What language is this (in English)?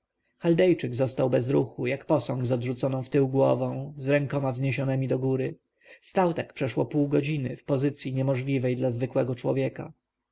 Polish